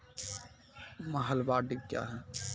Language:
Maithili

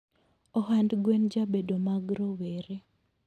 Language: Luo (Kenya and Tanzania)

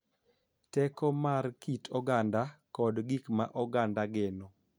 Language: Luo (Kenya and Tanzania)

